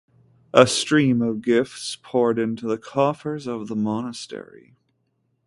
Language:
English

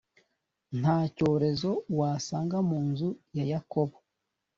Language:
Kinyarwanda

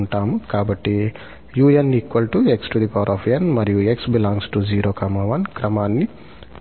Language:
Telugu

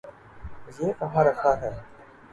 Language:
Urdu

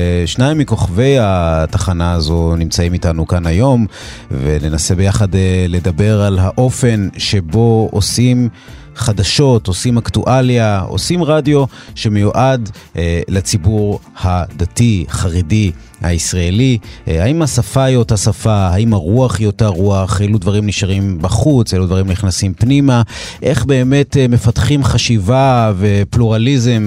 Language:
Hebrew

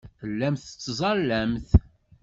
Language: Kabyle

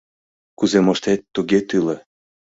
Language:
Mari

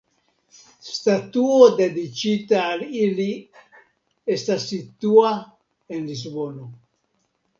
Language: Esperanto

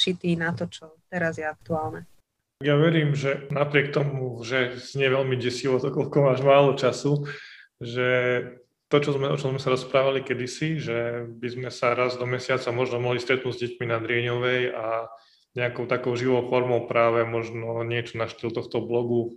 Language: Slovak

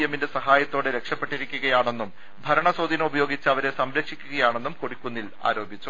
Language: Malayalam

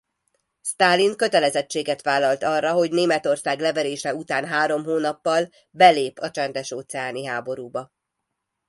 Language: Hungarian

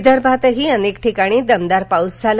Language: Marathi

